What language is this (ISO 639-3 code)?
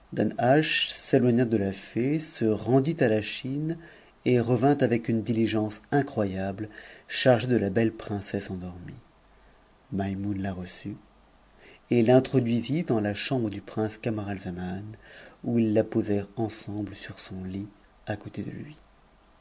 fra